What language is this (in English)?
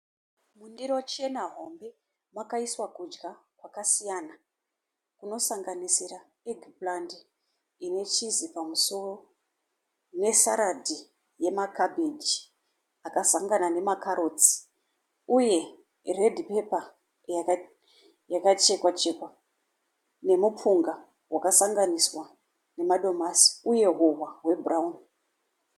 Shona